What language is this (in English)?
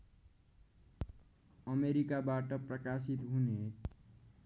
Nepali